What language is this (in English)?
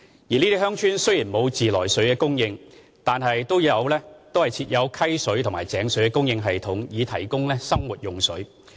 Cantonese